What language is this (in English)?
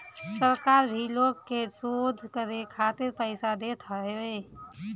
Bhojpuri